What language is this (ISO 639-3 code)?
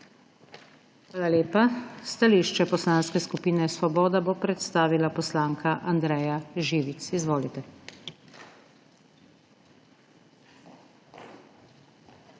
slv